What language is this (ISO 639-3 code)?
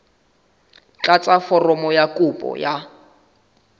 sot